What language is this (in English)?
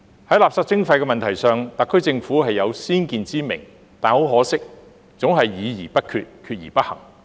Cantonese